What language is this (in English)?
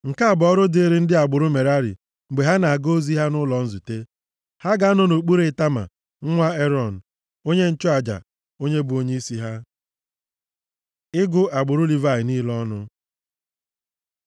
Igbo